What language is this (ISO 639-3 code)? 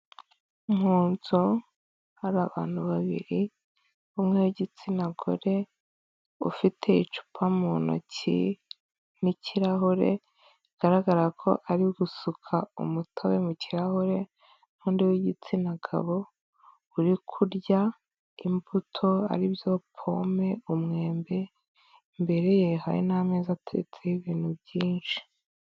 kin